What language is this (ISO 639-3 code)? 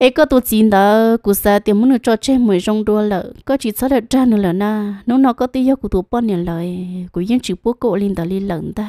vie